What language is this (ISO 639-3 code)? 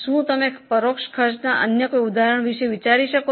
guj